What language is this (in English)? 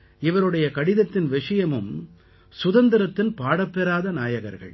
Tamil